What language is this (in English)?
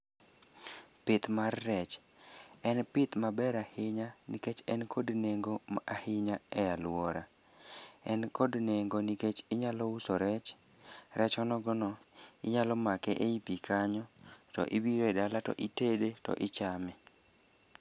Luo (Kenya and Tanzania)